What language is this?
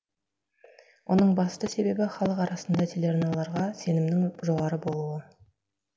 Kazakh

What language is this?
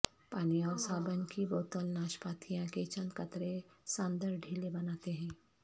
Urdu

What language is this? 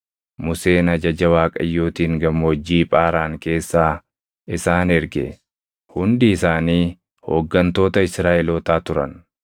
Oromo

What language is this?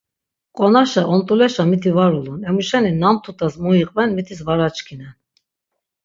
Laz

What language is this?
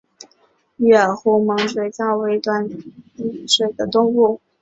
Chinese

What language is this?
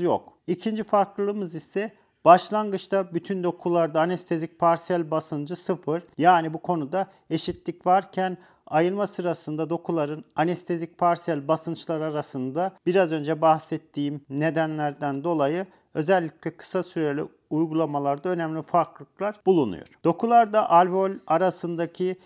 Turkish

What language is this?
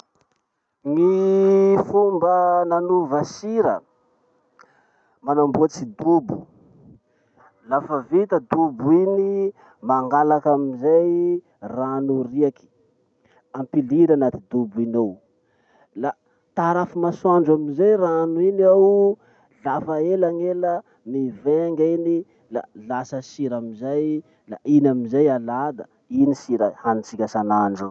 Masikoro Malagasy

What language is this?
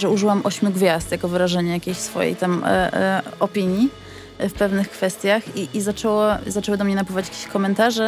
Polish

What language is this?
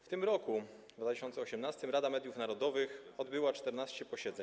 Polish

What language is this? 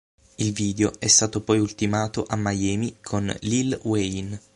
Italian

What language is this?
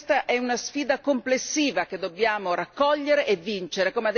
Italian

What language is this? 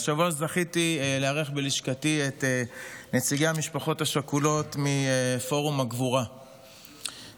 Hebrew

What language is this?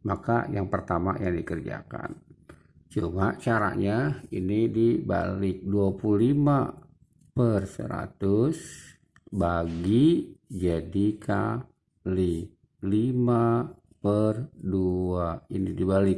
Indonesian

